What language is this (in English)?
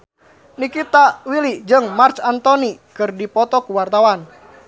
Sundanese